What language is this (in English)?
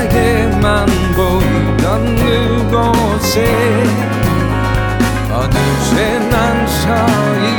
Korean